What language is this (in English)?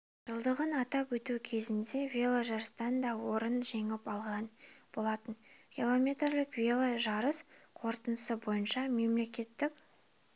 Kazakh